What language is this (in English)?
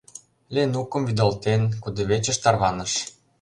Mari